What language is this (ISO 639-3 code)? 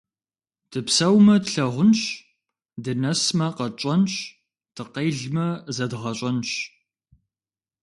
kbd